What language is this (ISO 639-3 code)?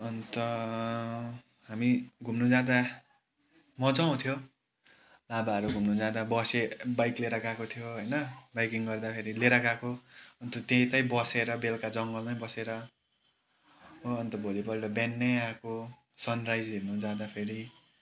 nep